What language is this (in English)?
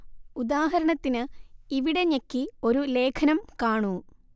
Malayalam